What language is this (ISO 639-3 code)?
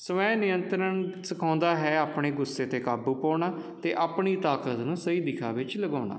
pan